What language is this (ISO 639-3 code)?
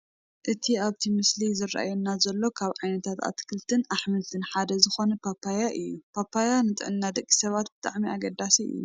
tir